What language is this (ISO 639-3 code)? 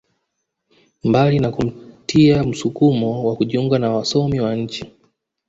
swa